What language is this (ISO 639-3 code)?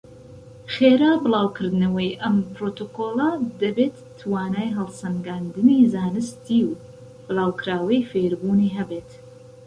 ckb